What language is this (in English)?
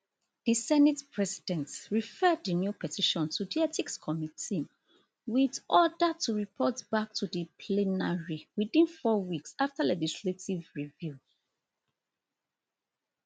Nigerian Pidgin